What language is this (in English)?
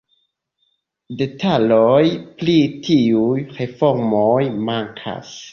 Esperanto